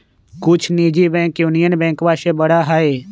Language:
Magahi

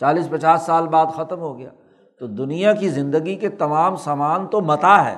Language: Urdu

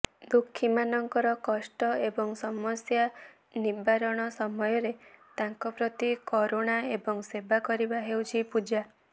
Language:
Odia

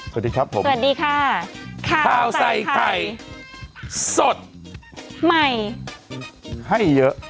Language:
Thai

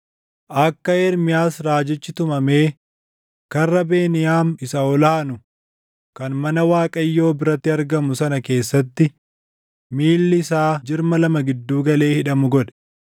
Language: Oromo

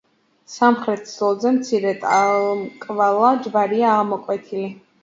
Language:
Georgian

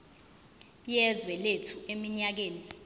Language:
Zulu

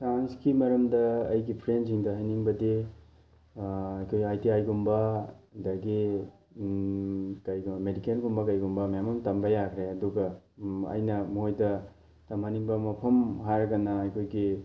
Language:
Manipuri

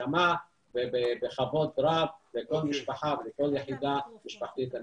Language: Hebrew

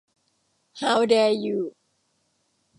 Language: Thai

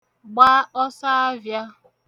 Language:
Igbo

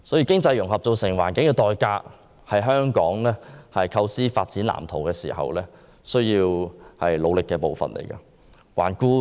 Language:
Cantonese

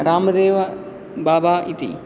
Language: Sanskrit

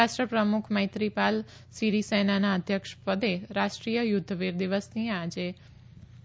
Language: Gujarati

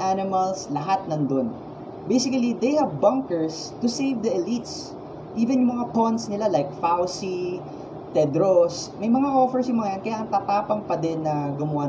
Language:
Filipino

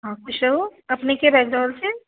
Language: Maithili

